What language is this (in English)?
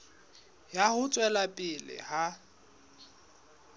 Southern Sotho